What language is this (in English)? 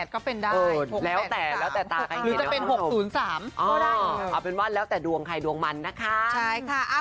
Thai